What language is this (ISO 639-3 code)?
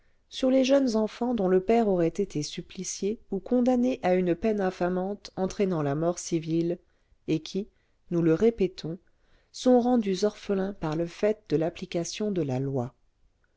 fra